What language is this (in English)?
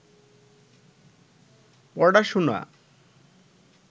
Bangla